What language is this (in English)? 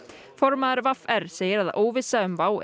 Icelandic